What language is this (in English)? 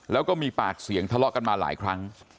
Thai